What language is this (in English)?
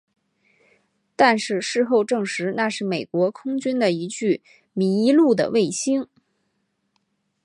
Chinese